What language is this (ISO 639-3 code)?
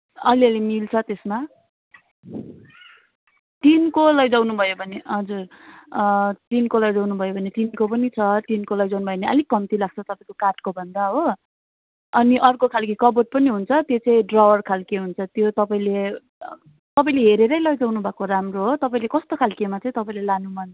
nep